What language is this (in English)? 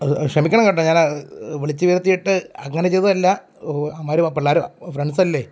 Malayalam